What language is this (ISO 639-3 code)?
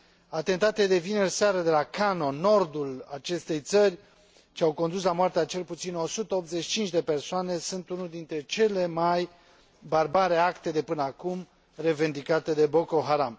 ron